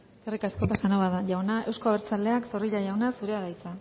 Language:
Basque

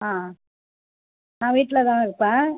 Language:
Tamil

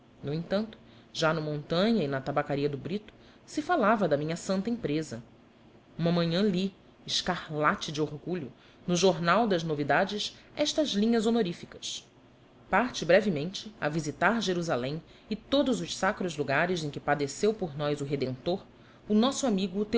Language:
Portuguese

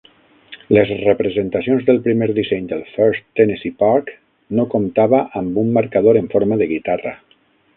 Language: Catalan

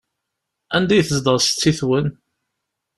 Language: Kabyle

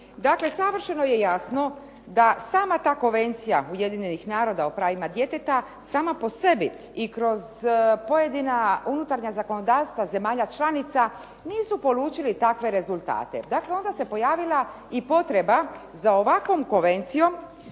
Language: Croatian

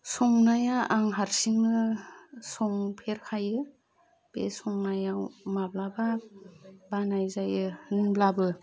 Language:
Bodo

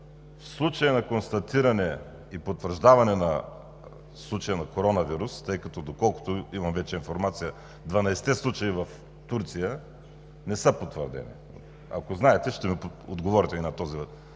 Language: Bulgarian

